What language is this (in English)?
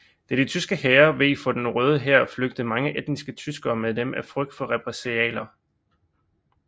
Danish